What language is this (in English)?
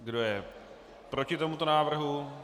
Czech